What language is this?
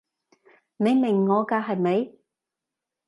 Cantonese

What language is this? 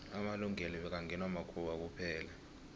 South Ndebele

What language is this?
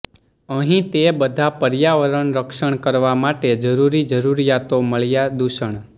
Gujarati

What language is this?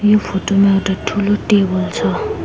Nepali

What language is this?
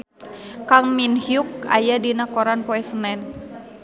Sundanese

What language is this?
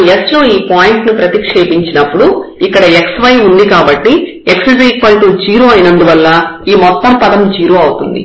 Telugu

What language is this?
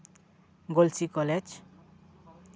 Santali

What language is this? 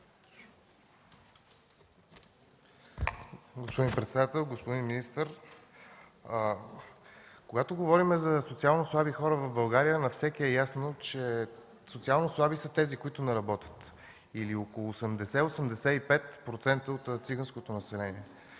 Bulgarian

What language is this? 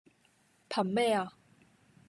Cantonese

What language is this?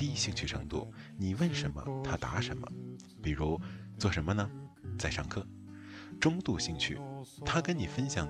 Chinese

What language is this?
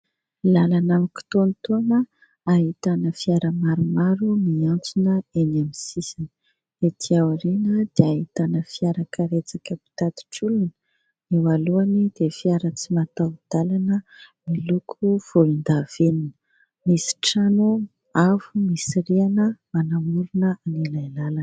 Malagasy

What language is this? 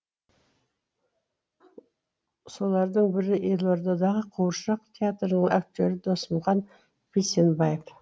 Kazakh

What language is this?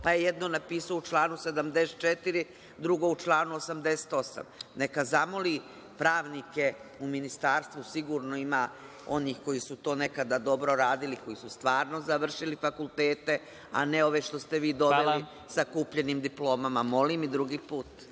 Serbian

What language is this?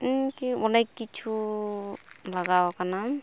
Santali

